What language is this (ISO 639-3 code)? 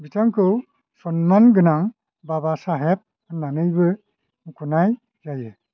brx